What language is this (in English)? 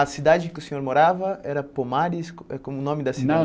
Portuguese